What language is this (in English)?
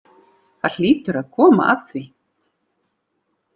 Icelandic